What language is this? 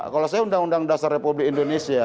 Indonesian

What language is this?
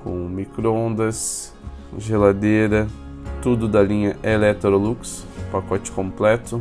Portuguese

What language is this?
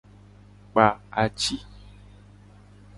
Gen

